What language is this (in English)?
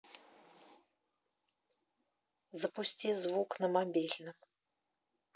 Russian